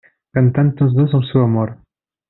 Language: Catalan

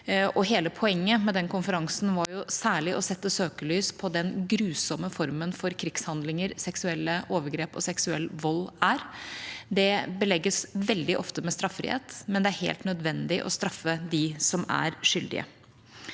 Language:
Norwegian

